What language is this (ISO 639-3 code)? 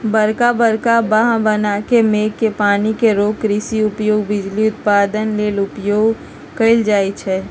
mag